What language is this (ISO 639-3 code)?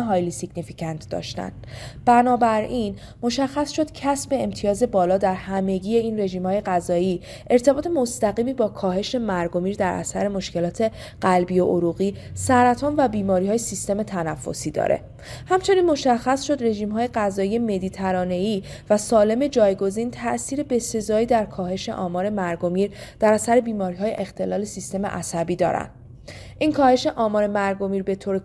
fas